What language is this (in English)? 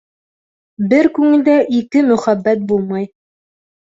Bashkir